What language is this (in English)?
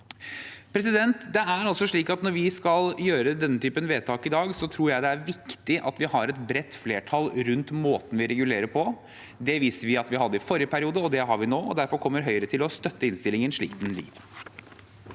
Norwegian